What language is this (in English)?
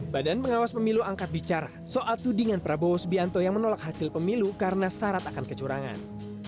Indonesian